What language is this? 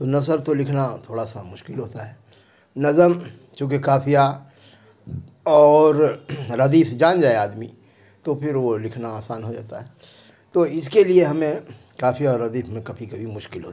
Urdu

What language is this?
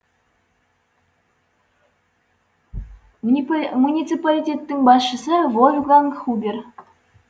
Kazakh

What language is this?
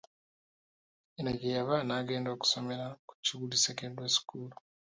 Ganda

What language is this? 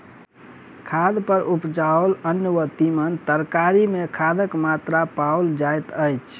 Maithili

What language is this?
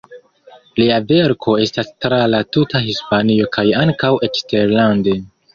Esperanto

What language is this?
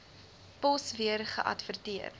Afrikaans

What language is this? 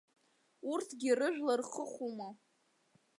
Abkhazian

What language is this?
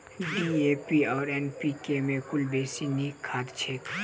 Maithili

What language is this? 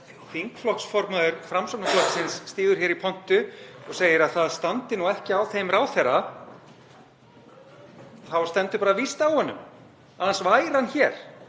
Icelandic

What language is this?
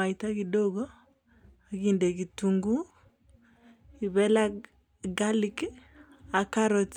Kalenjin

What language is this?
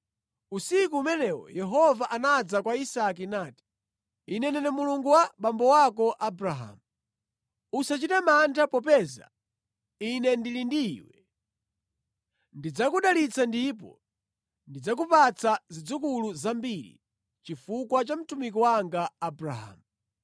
Nyanja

